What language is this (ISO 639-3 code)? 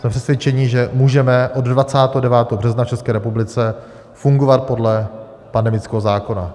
ces